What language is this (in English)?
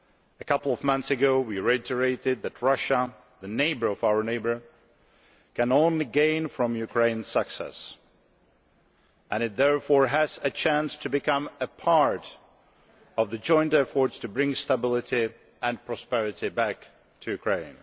English